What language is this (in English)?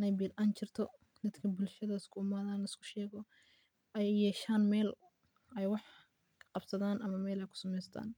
Somali